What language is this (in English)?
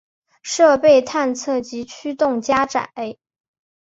Chinese